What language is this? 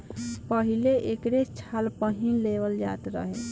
Bhojpuri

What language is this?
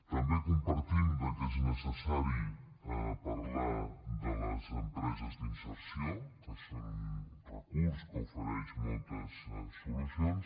Catalan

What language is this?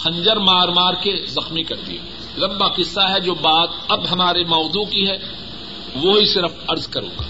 Urdu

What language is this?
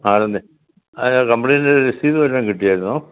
Malayalam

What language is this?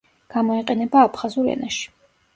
Georgian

